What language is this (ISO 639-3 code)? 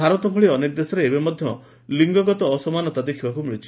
ori